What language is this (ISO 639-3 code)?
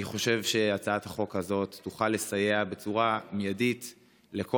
heb